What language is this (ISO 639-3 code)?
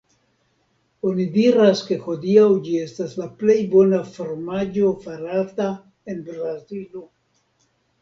epo